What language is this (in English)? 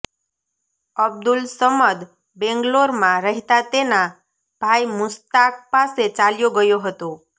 Gujarati